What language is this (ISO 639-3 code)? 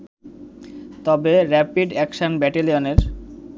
ben